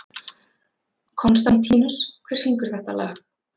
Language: Icelandic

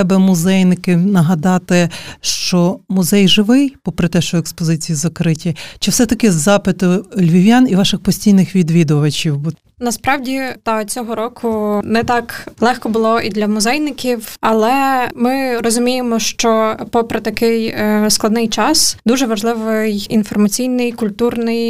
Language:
Ukrainian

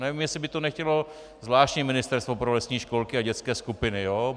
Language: Czech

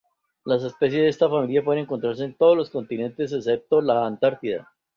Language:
Spanish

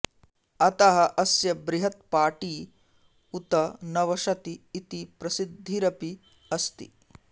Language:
Sanskrit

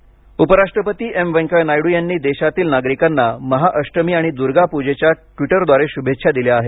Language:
Marathi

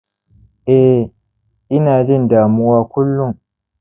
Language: Hausa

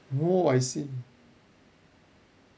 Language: English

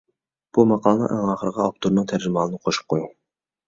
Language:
Uyghur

